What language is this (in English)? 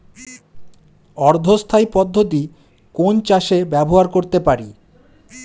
Bangla